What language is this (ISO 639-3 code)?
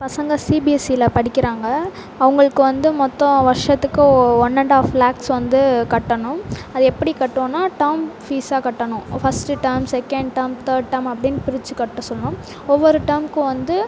tam